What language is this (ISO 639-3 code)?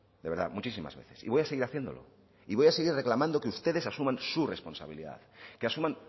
spa